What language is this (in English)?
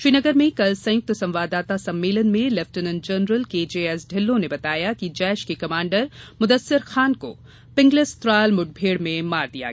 Hindi